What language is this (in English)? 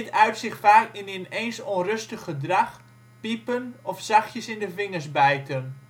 Dutch